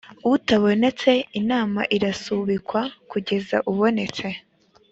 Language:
Kinyarwanda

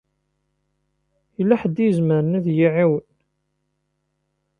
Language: Kabyle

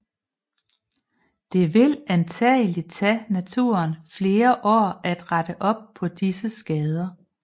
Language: Danish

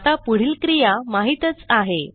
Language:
Marathi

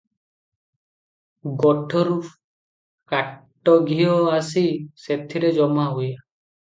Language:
Odia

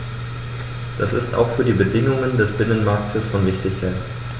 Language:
German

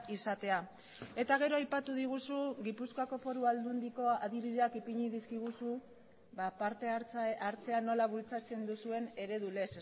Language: Basque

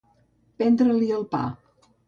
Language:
Catalan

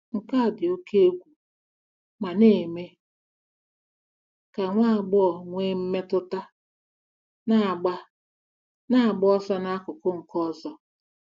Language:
Igbo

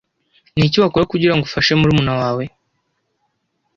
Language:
Kinyarwanda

